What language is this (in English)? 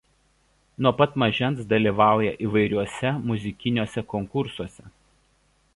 Lithuanian